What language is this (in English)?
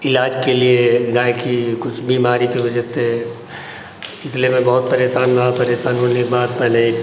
Hindi